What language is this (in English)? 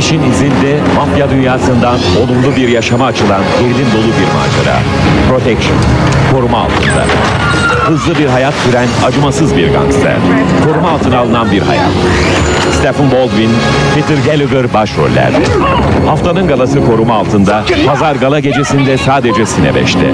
Turkish